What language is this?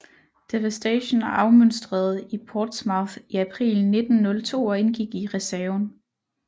Danish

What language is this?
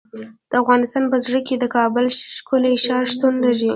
Pashto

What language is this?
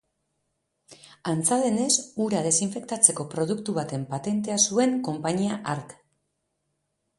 Basque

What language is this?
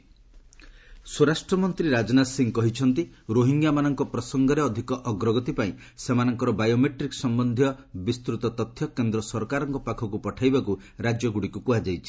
Odia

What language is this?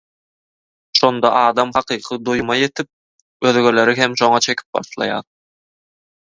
Turkmen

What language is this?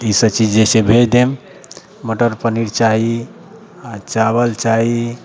Maithili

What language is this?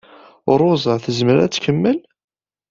Kabyle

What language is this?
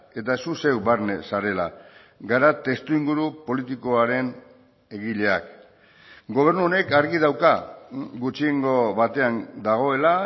Basque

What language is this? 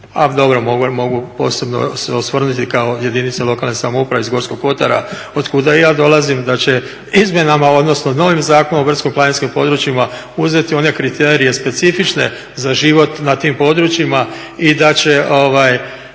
Croatian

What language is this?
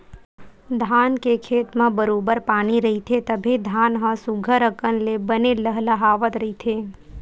Chhattisgarhi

